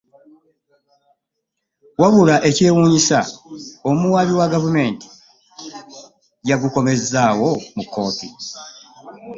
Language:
Ganda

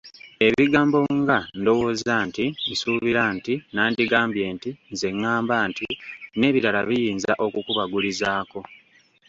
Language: Ganda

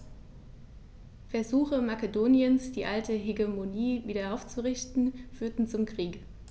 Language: German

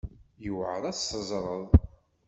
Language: Kabyle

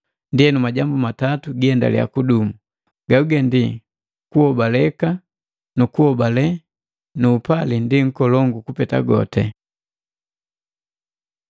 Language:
Matengo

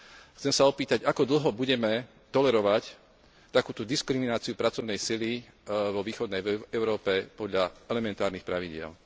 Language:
Slovak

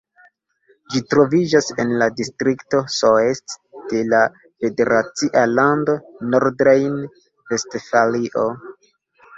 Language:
Esperanto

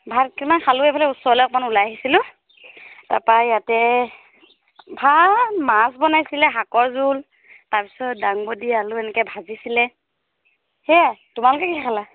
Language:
Assamese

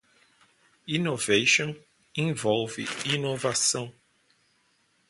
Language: Portuguese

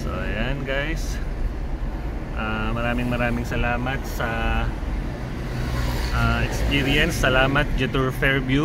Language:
Filipino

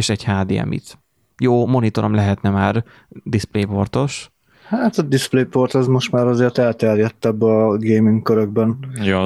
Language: Hungarian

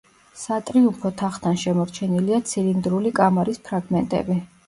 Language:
Georgian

